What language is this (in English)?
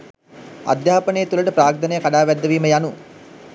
Sinhala